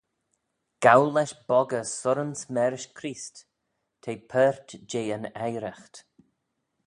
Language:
Manx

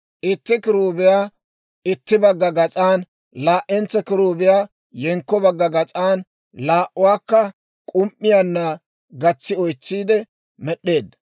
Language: Dawro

